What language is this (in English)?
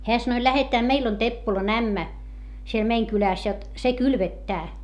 Finnish